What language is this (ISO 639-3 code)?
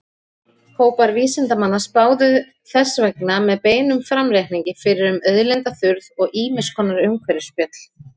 isl